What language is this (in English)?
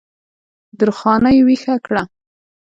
Pashto